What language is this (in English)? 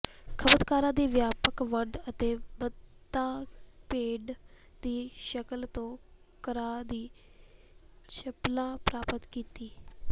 Punjabi